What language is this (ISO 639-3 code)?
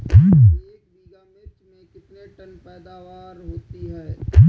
hin